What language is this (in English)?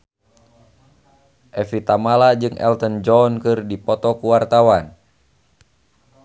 Sundanese